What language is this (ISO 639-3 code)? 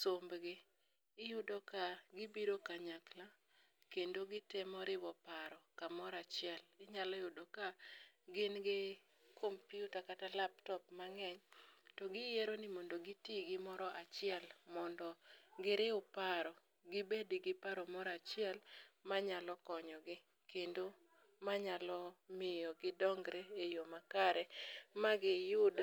luo